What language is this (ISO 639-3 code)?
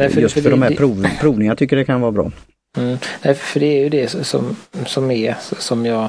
swe